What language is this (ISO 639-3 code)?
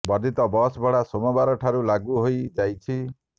ori